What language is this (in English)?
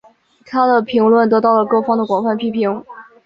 Chinese